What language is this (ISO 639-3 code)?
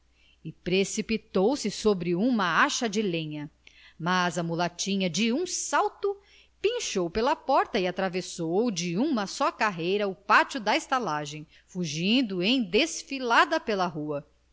por